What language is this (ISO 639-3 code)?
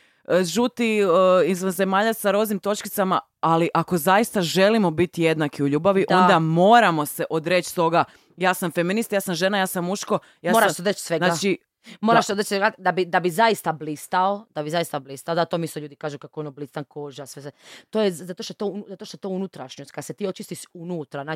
hrv